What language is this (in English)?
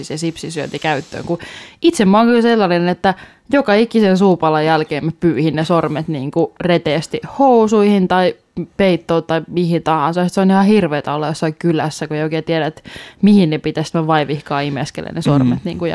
Finnish